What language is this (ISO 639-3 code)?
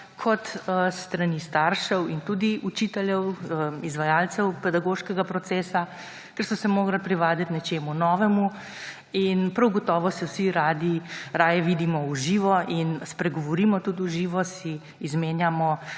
slv